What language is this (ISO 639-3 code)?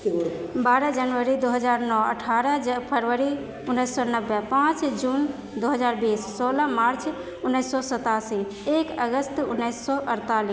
mai